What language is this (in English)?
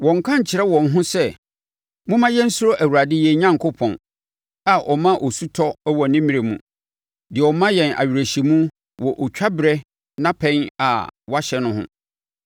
Akan